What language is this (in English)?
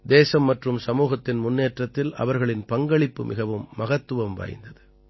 Tamil